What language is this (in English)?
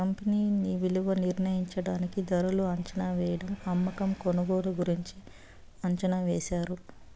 Telugu